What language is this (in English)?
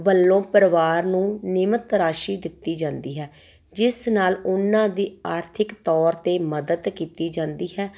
Punjabi